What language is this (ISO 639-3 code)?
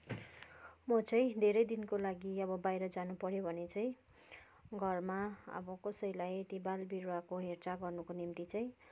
nep